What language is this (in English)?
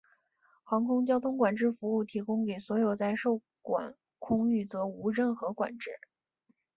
Chinese